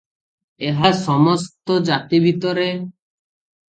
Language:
Odia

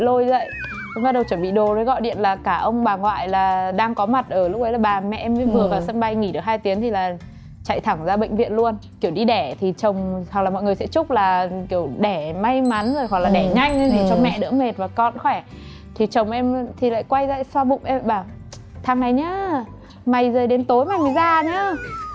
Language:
Vietnamese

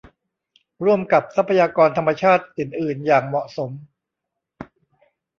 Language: Thai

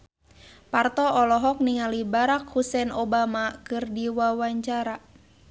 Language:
Sundanese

